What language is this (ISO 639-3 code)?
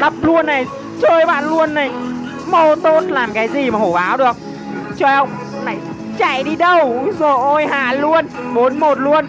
vie